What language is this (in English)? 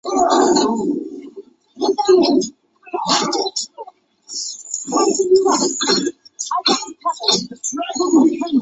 Chinese